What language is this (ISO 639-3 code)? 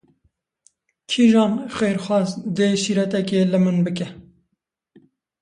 kur